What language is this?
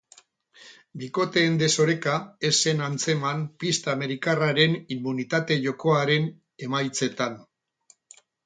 Basque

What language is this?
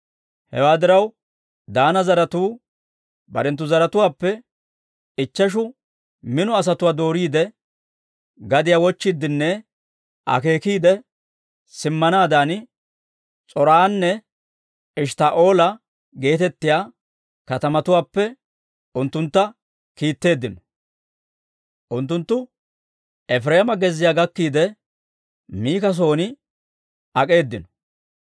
Dawro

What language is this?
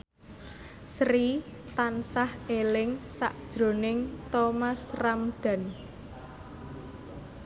Javanese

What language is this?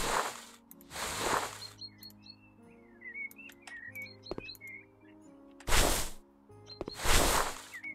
Turkish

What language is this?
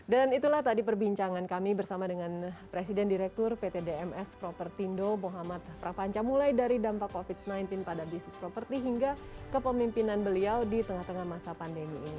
Indonesian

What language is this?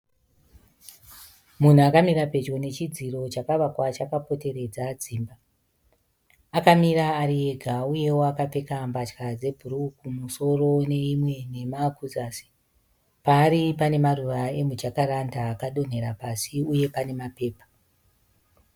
Shona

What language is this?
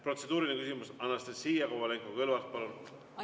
Estonian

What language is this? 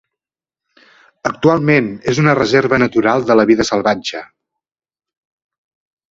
Catalan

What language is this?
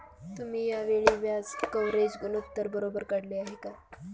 Marathi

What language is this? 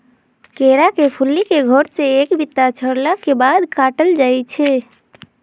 Magahi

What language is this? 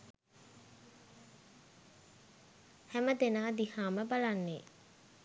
Sinhala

